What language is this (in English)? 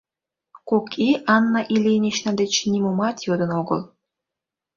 Mari